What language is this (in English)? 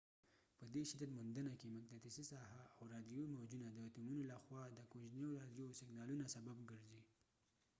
Pashto